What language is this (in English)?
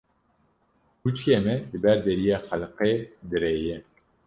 Kurdish